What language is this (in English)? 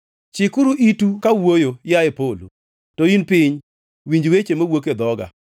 Luo (Kenya and Tanzania)